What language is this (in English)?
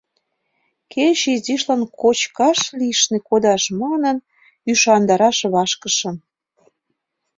Mari